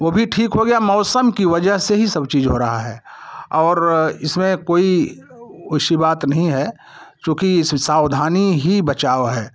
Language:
Hindi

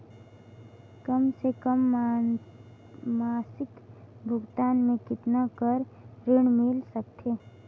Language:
Chhattisgarhi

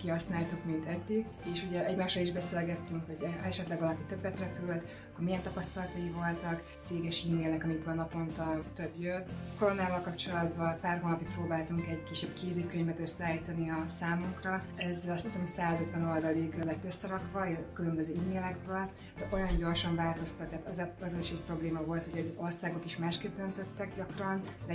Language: Hungarian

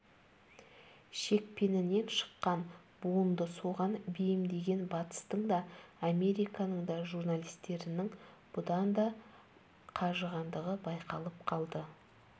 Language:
Kazakh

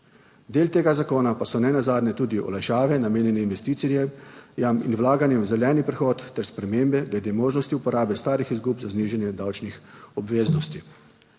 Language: Slovenian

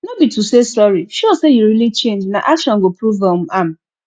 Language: Nigerian Pidgin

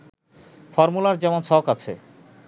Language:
Bangla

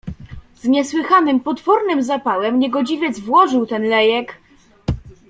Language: Polish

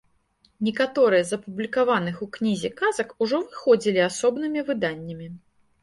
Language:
Belarusian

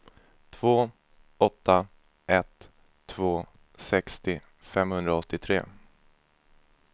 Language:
Swedish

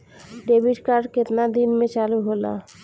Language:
Bhojpuri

